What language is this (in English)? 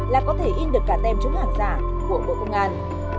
Vietnamese